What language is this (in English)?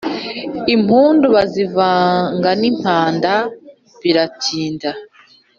Kinyarwanda